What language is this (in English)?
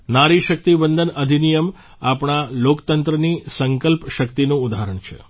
Gujarati